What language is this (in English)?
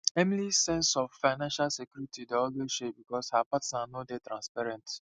Nigerian Pidgin